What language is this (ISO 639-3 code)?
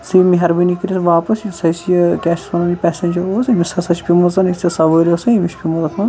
kas